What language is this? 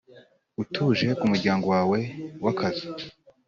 Kinyarwanda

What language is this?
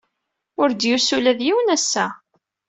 Kabyle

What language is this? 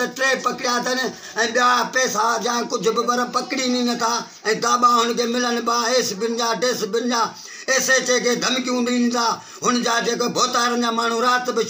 Romanian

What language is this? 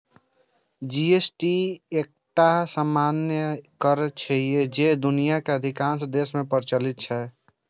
Maithili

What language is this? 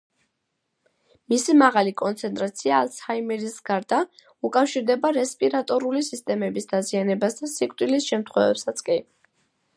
Georgian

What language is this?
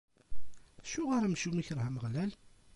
Kabyle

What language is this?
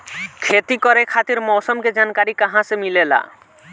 Bhojpuri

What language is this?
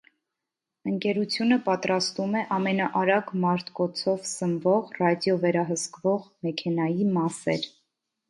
Armenian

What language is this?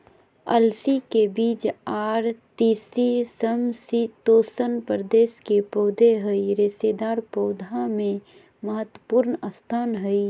Magahi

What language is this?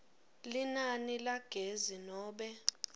Swati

